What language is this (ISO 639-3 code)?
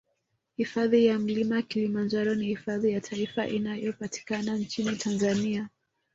swa